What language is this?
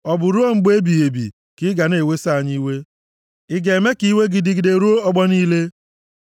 Igbo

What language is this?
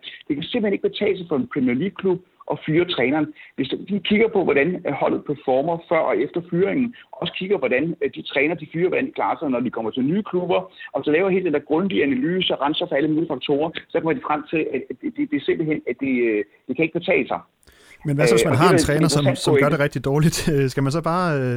Danish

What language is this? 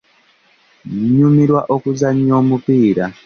Ganda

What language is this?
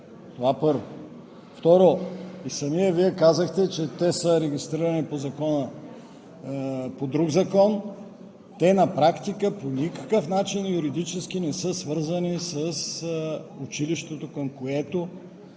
Bulgarian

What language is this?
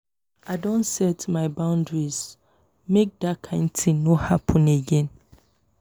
Nigerian Pidgin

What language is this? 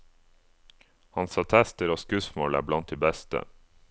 Norwegian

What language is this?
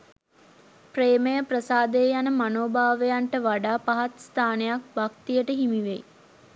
Sinhala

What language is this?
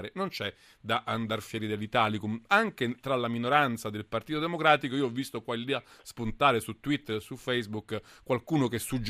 Italian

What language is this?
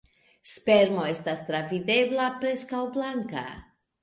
Esperanto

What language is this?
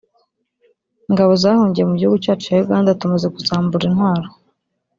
Kinyarwanda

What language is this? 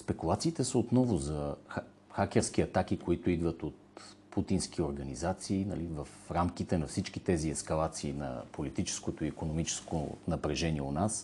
Bulgarian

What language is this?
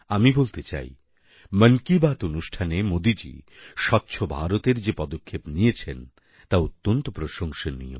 Bangla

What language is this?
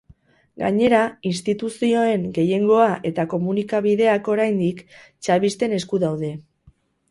Basque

